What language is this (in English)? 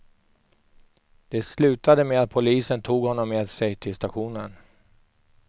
Swedish